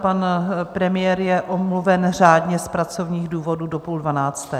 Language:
Czech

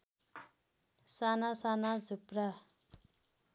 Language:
Nepali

